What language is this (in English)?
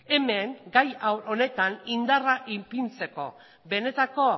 Basque